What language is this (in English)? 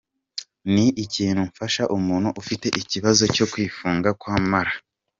Kinyarwanda